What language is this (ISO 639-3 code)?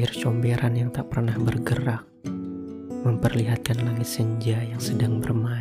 ind